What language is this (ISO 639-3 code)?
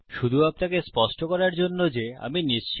ben